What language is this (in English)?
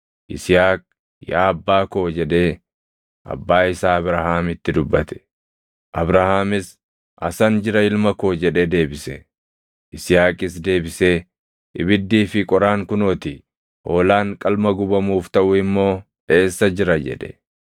Oromo